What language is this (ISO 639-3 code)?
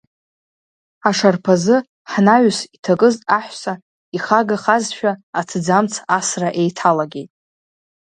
abk